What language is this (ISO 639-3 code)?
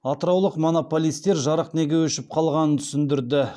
kaz